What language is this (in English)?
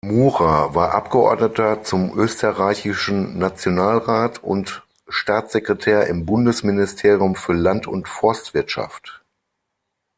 German